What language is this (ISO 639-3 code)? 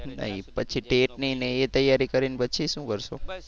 guj